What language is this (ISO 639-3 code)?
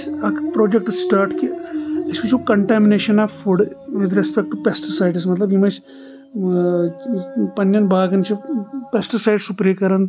kas